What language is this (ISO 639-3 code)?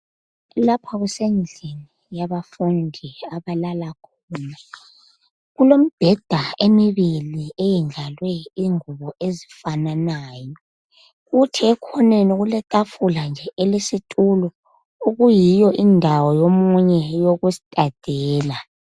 nde